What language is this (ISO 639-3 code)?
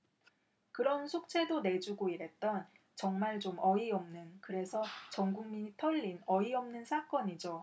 kor